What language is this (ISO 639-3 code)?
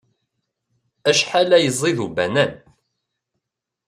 kab